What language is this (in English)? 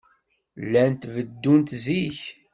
Kabyle